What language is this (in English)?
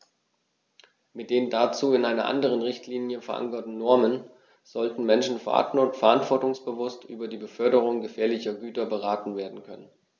German